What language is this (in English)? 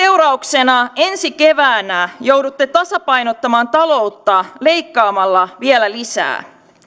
Finnish